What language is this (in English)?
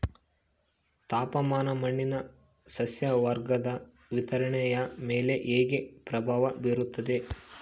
Kannada